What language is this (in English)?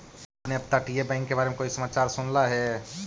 Magahi